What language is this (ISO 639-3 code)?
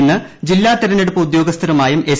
mal